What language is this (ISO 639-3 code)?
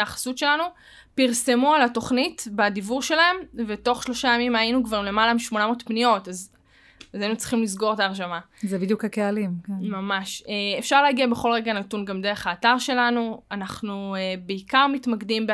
heb